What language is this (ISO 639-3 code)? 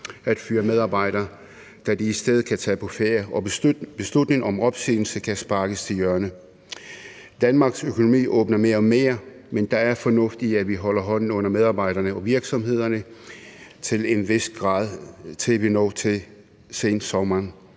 dan